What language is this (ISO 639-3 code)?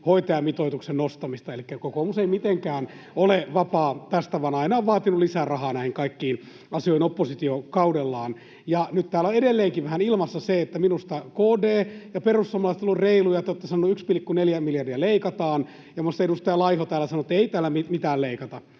fin